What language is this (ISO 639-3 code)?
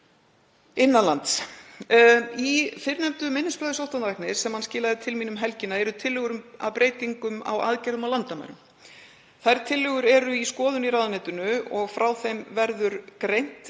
isl